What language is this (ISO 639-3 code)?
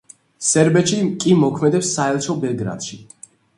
kat